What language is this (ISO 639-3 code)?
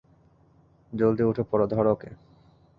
ben